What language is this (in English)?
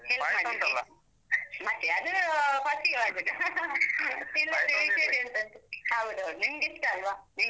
Kannada